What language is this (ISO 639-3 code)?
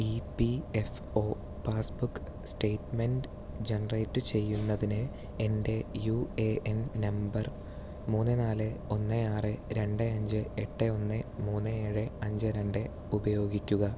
mal